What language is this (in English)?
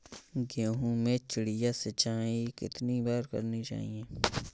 Hindi